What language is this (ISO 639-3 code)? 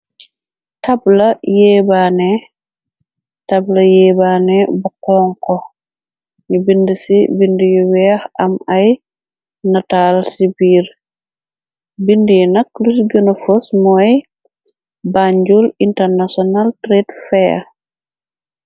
wol